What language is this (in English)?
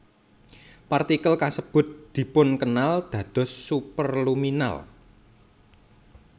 Javanese